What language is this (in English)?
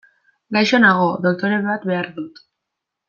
Basque